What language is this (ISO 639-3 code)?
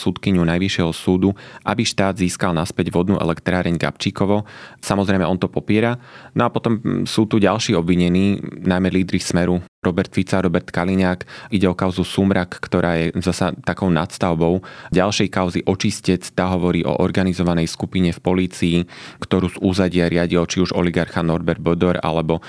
slk